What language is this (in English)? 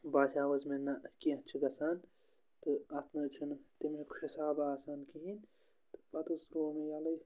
Kashmiri